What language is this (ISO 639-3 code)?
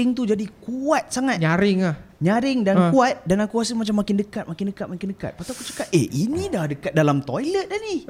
msa